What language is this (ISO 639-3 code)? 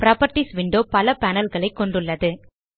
tam